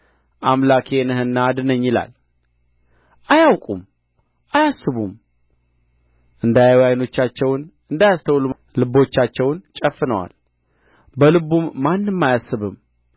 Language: Amharic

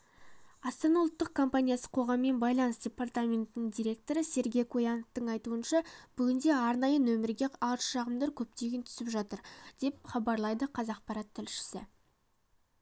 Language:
Kazakh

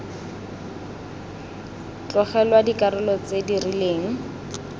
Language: Tswana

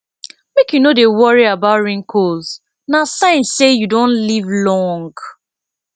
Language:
Nigerian Pidgin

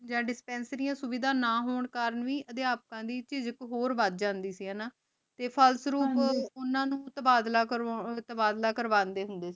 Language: Punjabi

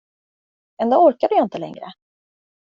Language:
Swedish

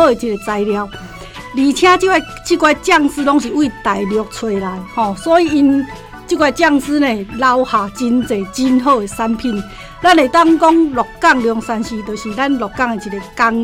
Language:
Chinese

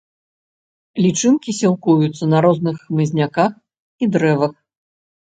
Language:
Belarusian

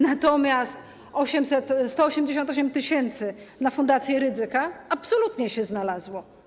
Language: Polish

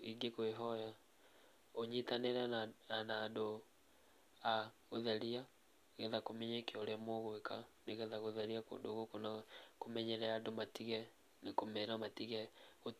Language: Kikuyu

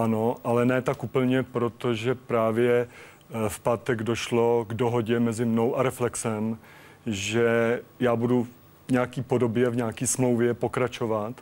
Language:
Czech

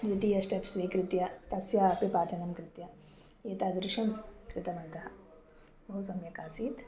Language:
Sanskrit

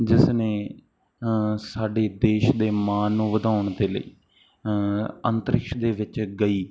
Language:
Punjabi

